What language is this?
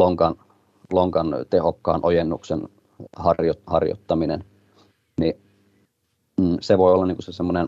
Finnish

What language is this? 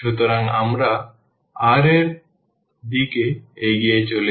Bangla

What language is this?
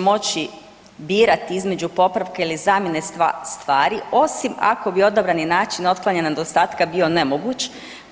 Croatian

